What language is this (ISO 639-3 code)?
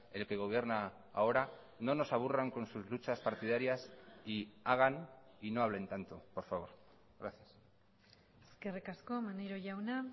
spa